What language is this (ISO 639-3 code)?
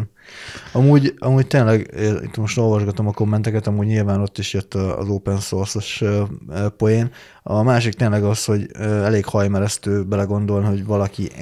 hun